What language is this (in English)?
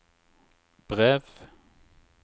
Norwegian